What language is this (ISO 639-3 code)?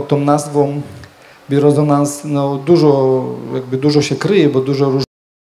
pol